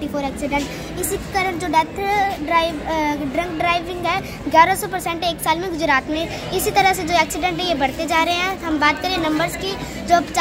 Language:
Hindi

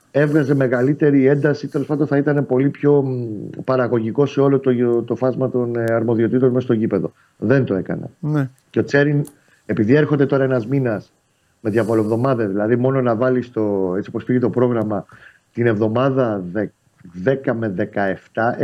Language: Greek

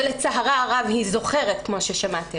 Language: Hebrew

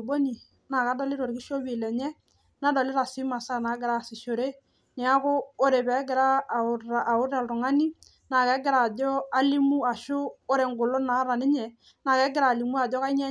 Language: Masai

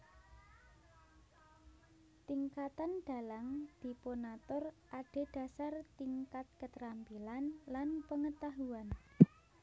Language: Javanese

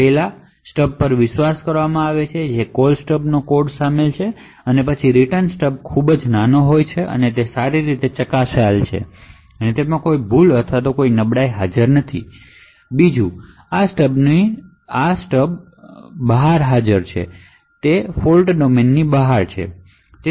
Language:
Gujarati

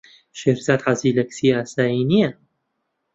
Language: Central Kurdish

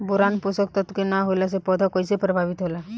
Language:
Bhojpuri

